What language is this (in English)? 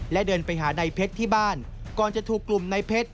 Thai